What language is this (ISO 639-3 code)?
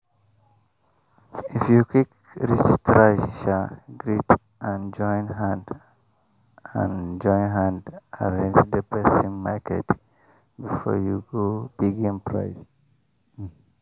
pcm